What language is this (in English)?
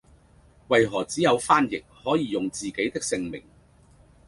Cantonese